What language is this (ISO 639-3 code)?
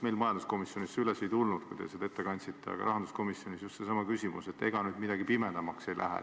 est